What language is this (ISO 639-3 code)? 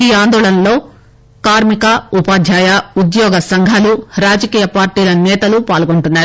tel